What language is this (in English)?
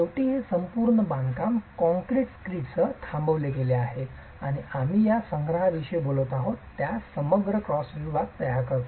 Marathi